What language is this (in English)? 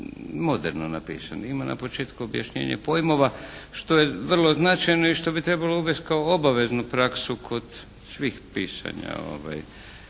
Croatian